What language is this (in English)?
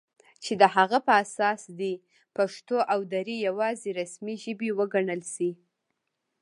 Pashto